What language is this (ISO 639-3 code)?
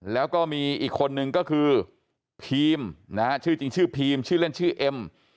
tha